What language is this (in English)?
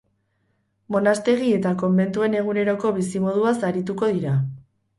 Basque